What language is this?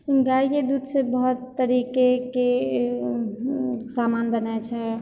Maithili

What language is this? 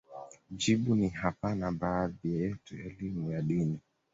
Swahili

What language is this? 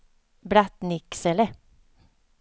Swedish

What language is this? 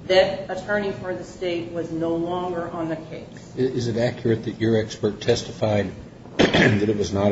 English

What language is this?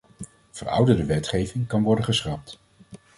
Dutch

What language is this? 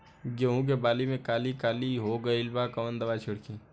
Bhojpuri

